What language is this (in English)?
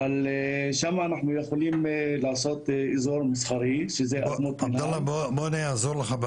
Hebrew